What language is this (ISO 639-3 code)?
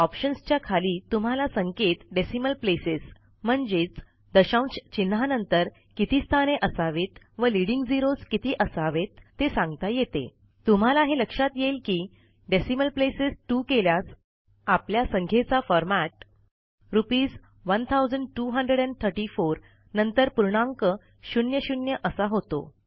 mar